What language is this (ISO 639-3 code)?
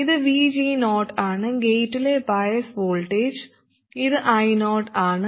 mal